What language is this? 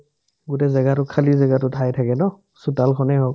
Assamese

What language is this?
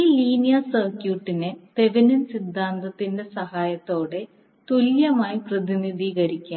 Malayalam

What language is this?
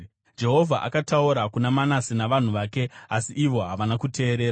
Shona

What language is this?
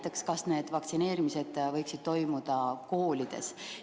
Estonian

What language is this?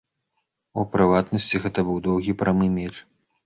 Belarusian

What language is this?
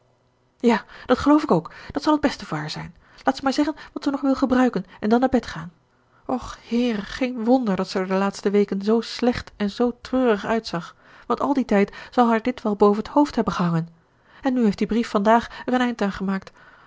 Dutch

